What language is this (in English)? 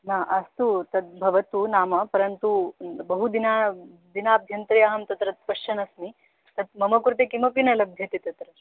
Sanskrit